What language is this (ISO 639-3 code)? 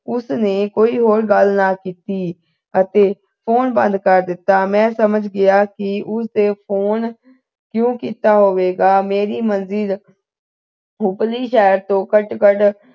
pan